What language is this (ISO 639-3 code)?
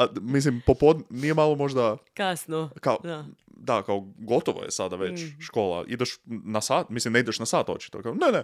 hrv